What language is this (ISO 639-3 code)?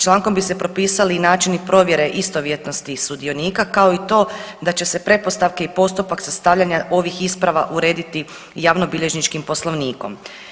hrv